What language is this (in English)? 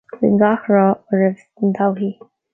Irish